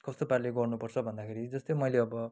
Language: Nepali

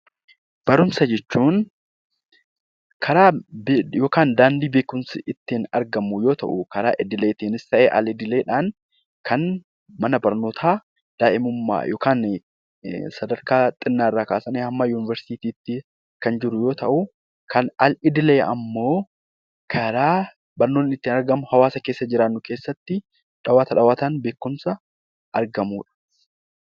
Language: Oromo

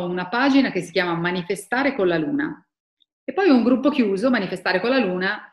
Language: Italian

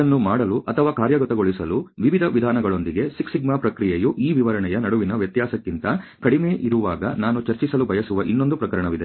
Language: Kannada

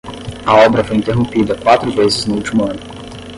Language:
Portuguese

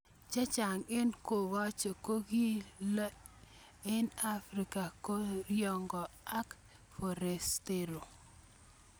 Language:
Kalenjin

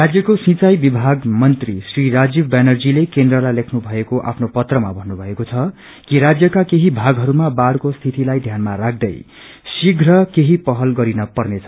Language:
Nepali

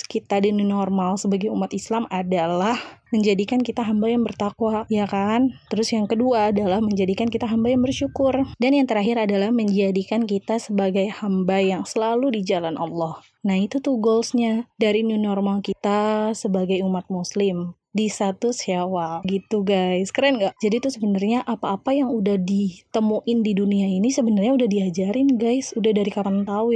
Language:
Indonesian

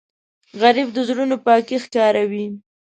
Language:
Pashto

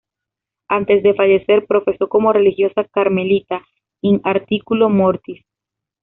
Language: Spanish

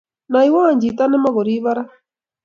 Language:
Kalenjin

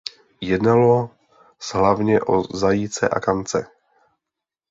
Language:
Czech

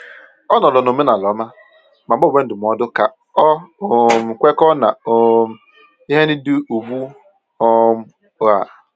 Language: Igbo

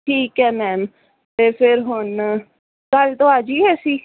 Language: Punjabi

